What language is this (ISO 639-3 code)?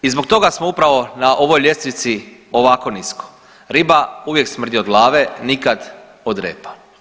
hrv